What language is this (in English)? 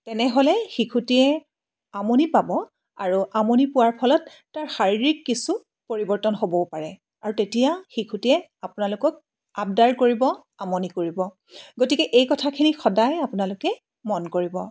Assamese